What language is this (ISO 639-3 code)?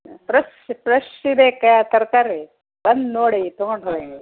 kan